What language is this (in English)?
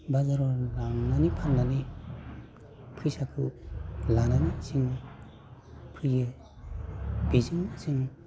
Bodo